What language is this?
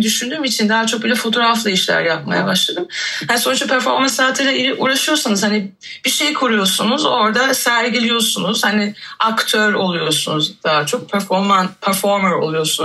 Turkish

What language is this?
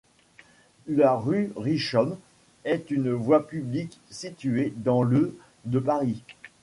French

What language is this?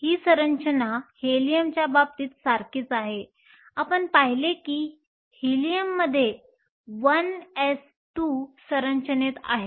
Marathi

